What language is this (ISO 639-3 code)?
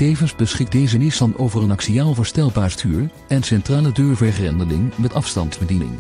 nld